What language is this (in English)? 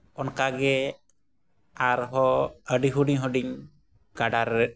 Santali